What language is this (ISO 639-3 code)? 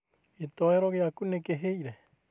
kik